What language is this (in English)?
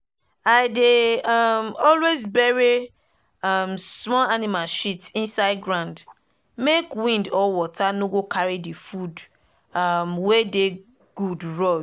Nigerian Pidgin